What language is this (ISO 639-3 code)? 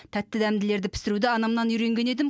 kaz